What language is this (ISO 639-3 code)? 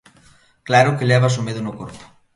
glg